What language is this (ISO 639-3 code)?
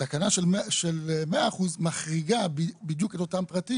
heb